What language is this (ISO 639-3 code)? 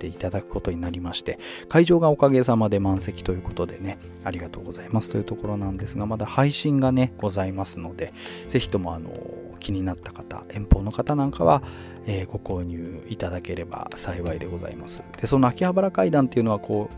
jpn